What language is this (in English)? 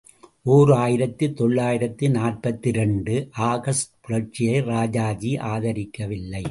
Tamil